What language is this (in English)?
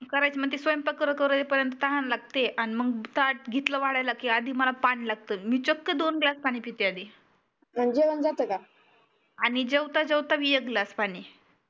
Marathi